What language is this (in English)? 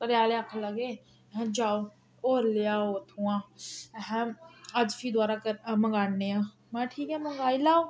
Dogri